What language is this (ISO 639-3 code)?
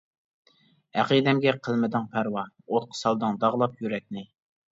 uig